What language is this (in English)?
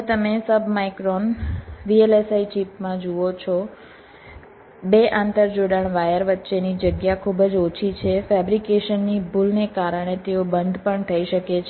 Gujarati